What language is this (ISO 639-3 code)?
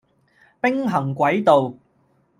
yue